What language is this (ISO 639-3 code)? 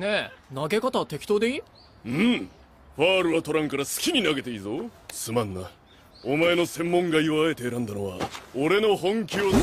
jpn